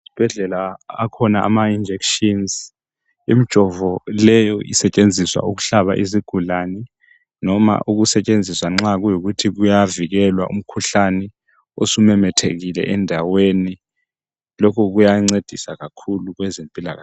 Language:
North Ndebele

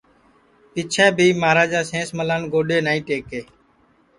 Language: Sansi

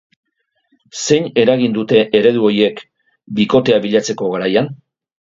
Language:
Basque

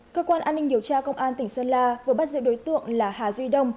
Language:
Vietnamese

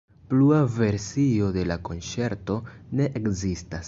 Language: Esperanto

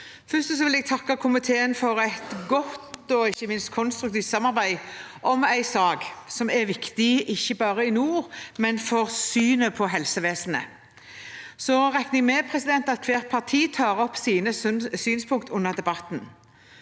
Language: Norwegian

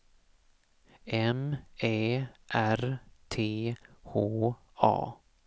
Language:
Swedish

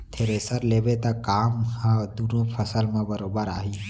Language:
Chhattisgarhi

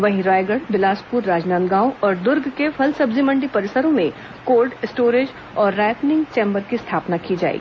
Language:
Hindi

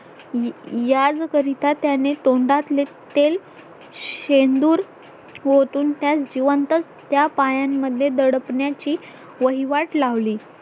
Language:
Marathi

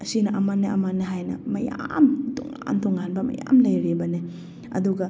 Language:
Manipuri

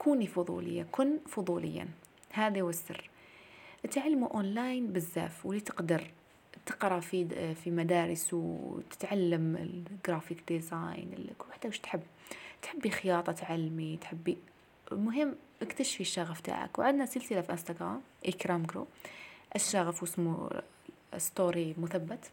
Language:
Arabic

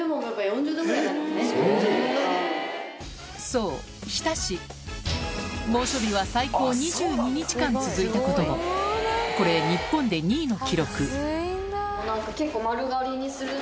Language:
Japanese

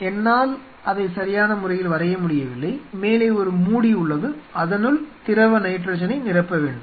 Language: Tamil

